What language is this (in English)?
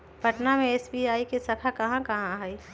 Magahi